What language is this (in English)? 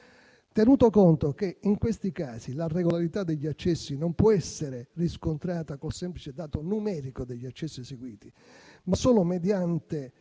Italian